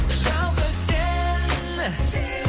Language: Kazakh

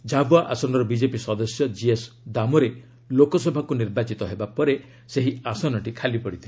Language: Odia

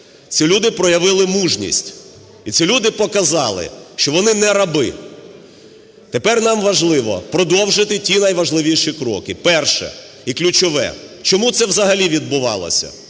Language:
Ukrainian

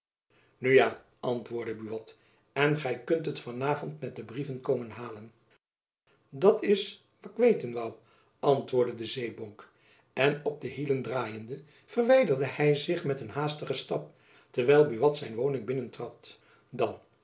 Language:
Dutch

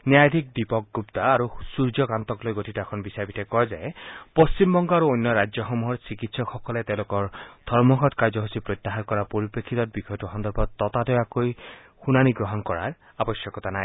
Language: Assamese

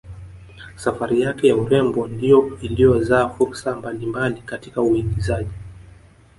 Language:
Swahili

